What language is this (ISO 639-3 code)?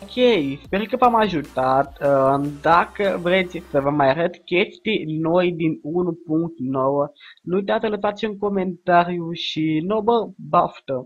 ron